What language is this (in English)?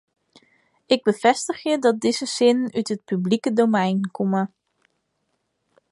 Western Frisian